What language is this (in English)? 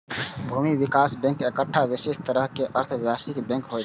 Maithili